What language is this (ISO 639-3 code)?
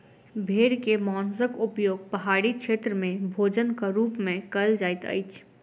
mai